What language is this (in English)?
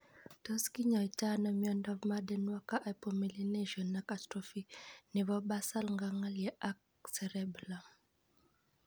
Kalenjin